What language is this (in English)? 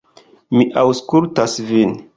Esperanto